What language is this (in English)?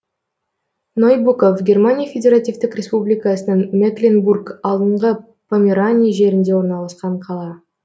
Kazakh